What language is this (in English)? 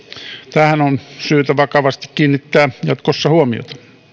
Finnish